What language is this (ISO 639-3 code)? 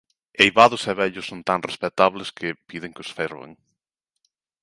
glg